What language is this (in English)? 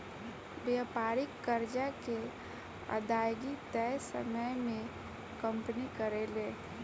Bhojpuri